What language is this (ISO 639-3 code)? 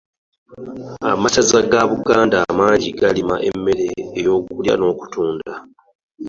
lug